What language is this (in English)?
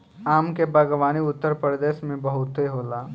Bhojpuri